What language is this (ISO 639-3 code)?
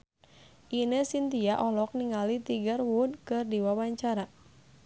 sun